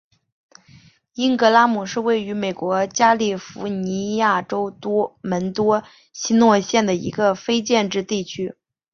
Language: Chinese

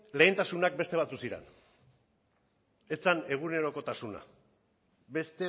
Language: Basque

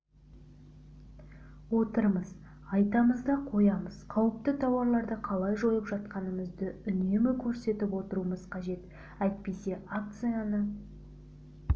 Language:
Kazakh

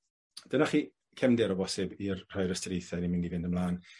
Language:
Welsh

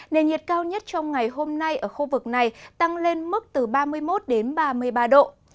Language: Vietnamese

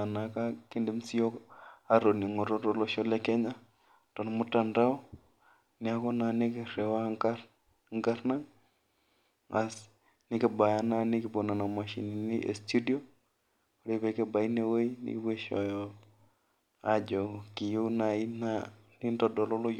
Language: Masai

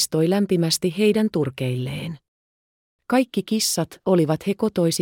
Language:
Finnish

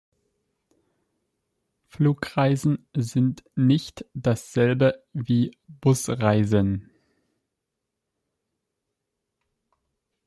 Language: German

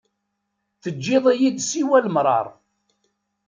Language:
Kabyle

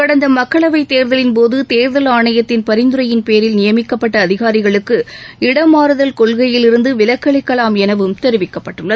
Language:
Tamil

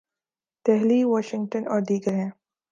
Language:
Urdu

